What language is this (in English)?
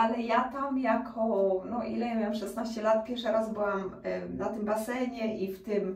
Polish